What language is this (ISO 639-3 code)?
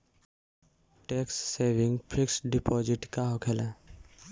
bho